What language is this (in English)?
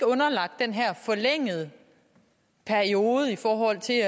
Danish